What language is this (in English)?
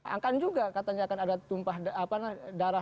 Indonesian